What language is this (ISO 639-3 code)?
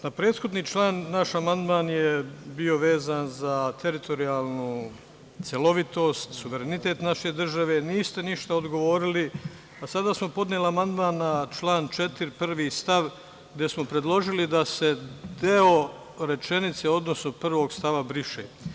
srp